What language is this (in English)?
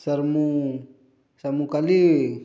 Odia